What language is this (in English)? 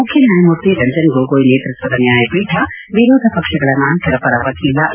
Kannada